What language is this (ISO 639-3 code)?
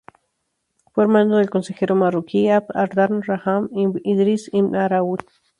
spa